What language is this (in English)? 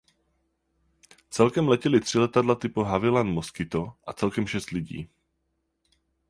Czech